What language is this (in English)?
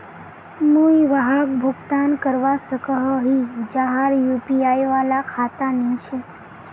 Magahi